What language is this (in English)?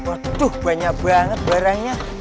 Indonesian